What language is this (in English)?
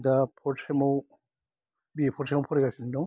Bodo